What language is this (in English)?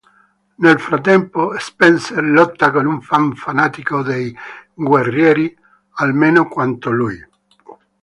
Italian